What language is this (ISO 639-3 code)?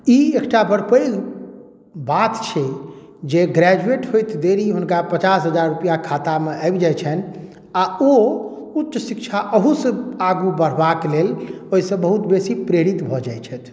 mai